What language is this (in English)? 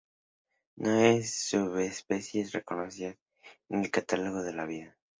Spanish